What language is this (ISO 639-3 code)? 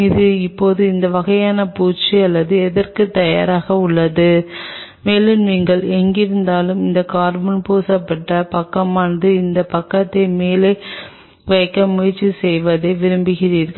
tam